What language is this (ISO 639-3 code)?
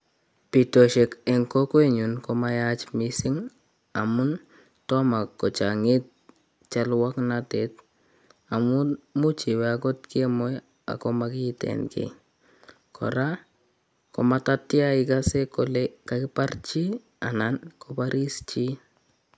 kln